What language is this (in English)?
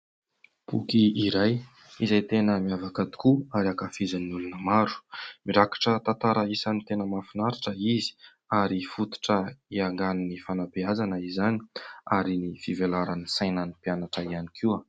Malagasy